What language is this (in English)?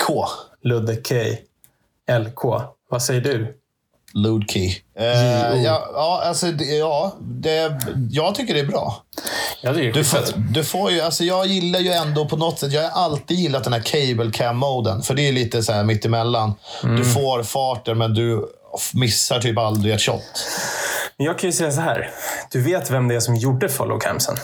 Swedish